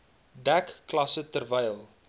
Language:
Afrikaans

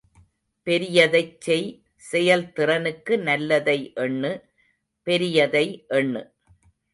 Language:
Tamil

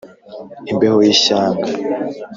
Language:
Kinyarwanda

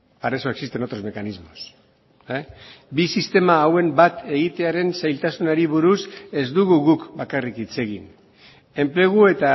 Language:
Basque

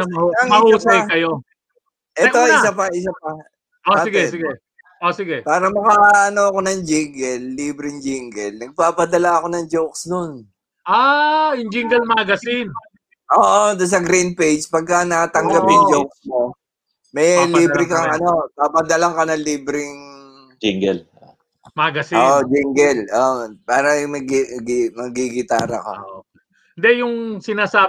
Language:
Filipino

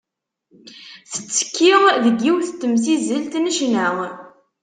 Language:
Kabyle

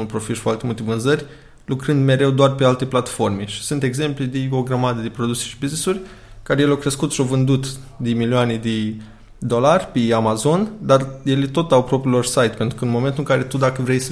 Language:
Romanian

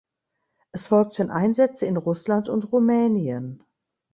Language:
German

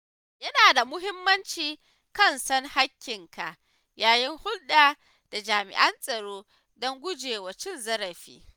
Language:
Hausa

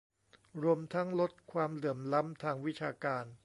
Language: Thai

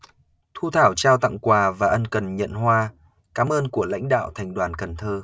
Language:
Vietnamese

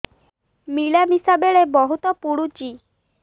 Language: Odia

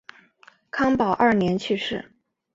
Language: Chinese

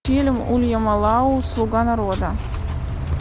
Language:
Russian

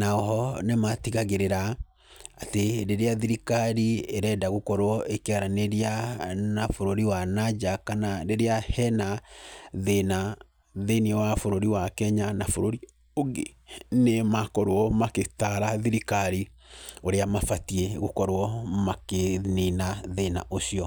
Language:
Kikuyu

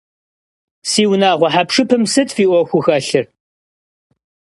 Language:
Kabardian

